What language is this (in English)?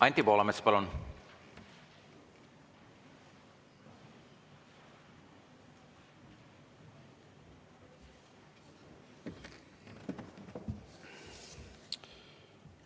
Estonian